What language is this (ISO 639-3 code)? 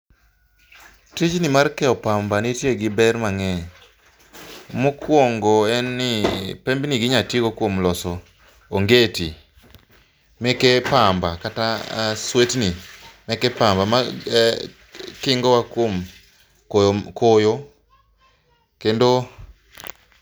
luo